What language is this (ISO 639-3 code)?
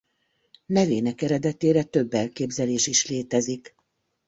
hun